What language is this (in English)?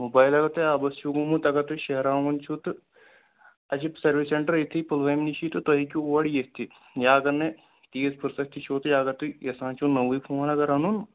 Kashmiri